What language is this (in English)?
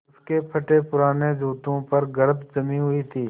Hindi